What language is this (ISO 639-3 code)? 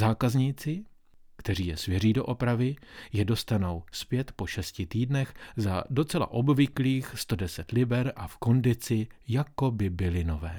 ces